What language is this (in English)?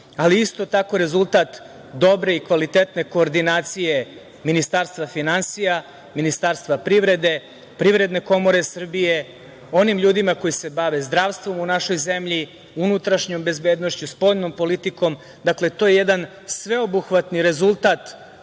Serbian